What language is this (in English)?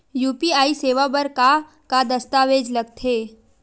Chhattisgarhi